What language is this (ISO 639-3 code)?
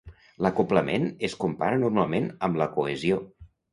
cat